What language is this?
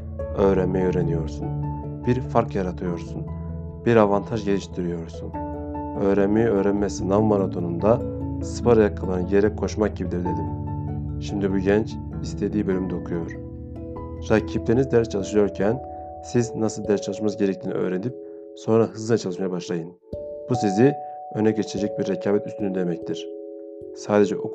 Turkish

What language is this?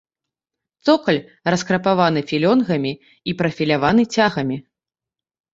Belarusian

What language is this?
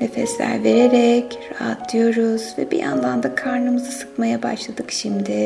Turkish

